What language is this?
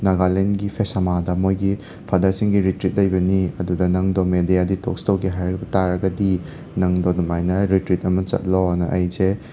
Manipuri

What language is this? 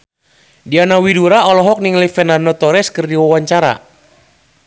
Sundanese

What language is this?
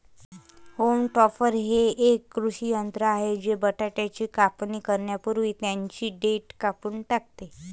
Marathi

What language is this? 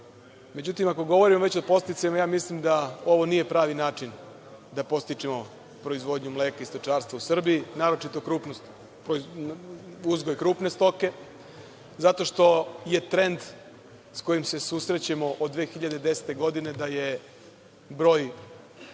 Serbian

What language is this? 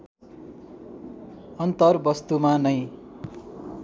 Nepali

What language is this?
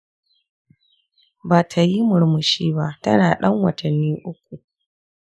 Hausa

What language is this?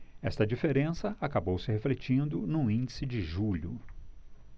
Portuguese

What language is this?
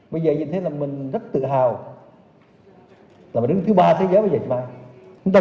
Vietnamese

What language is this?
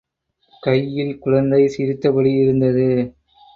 Tamil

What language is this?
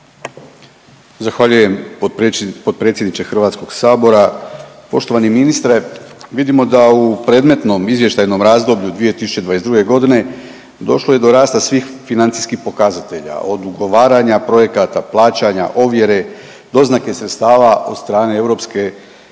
Croatian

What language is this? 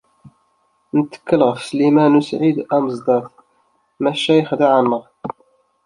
Kabyle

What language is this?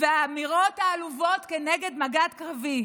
Hebrew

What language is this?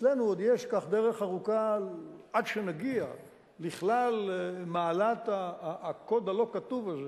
Hebrew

